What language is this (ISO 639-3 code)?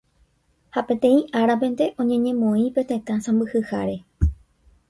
grn